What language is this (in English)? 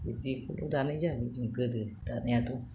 Bodo